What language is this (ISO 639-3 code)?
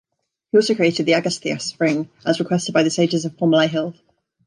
eng